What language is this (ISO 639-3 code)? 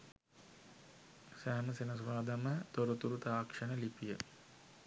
sin